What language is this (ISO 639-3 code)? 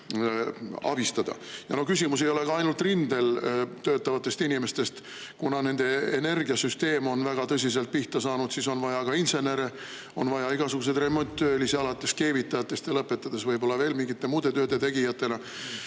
est